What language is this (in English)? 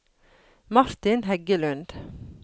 Norwegian